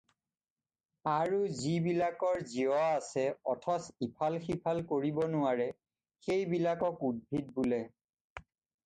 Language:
Assamese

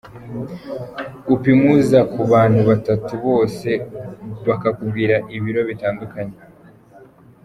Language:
Kinyarwanda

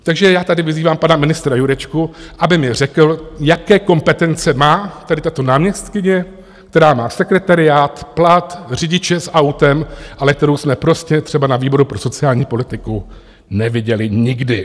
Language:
Czech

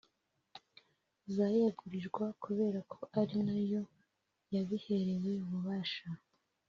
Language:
Kinyarwanda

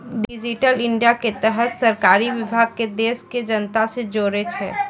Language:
Maithili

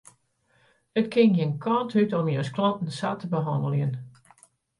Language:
Western Frisian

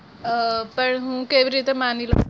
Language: Gujarati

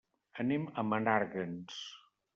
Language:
Catalan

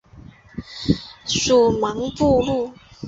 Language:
Chinese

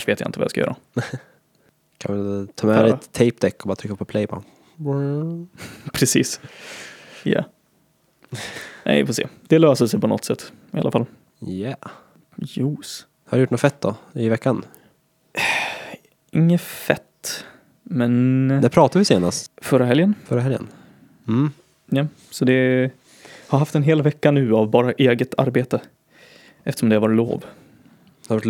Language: Swedish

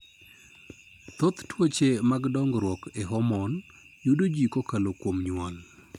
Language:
Luo (Kenya and Tanzania)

